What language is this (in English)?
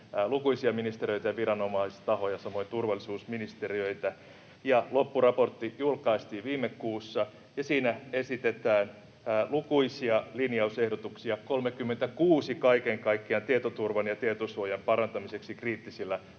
Finnish